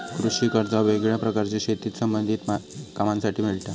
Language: Marathi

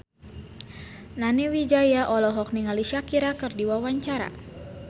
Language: Sundanese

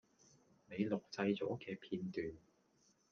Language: Cantonese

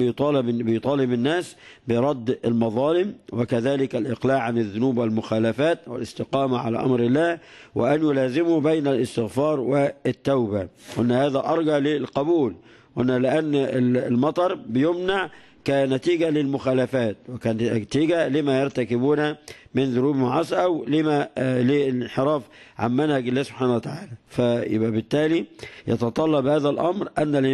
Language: Arabic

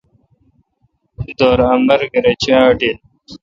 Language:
Kalkoti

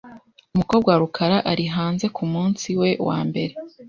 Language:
Kinyarwanda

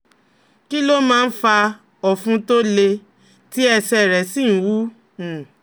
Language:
Yoruba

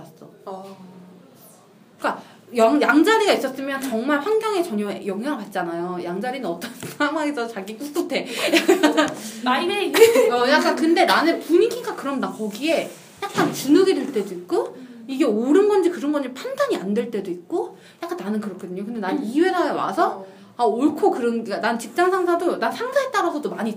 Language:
Korean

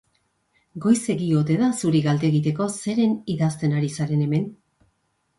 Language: Basque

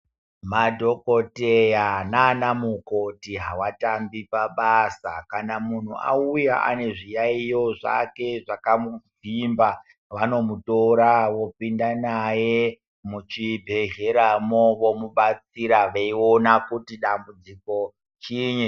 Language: Ndau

